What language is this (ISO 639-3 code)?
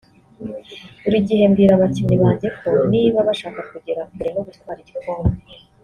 kin